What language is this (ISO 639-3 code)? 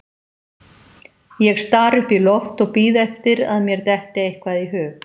isl